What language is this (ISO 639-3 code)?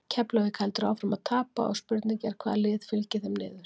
isl